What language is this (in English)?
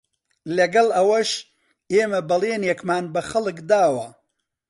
Central Kurdish